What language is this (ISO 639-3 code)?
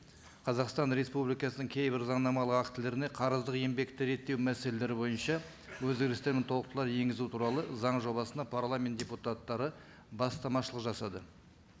kaz